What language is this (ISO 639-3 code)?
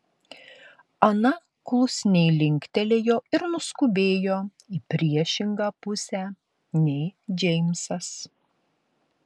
lit